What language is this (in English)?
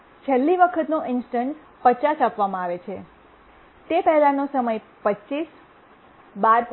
Gujarati